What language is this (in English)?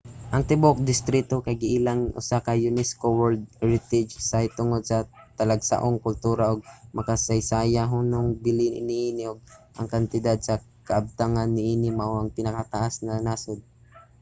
Cebuano